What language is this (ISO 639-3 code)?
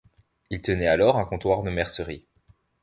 fra